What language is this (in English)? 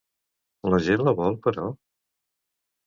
Catalan